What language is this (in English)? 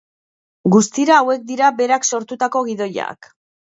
Basque